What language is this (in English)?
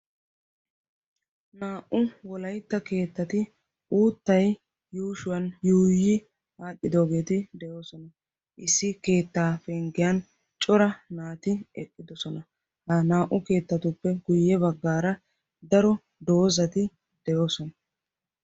Wolaytta